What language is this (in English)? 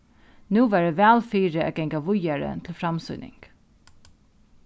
Faroese